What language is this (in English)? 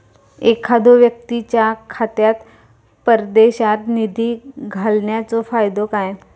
Marathi